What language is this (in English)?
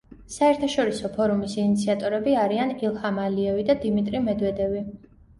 Georgian